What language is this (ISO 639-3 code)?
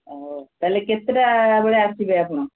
ori